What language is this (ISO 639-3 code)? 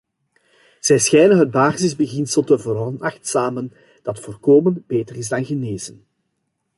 nld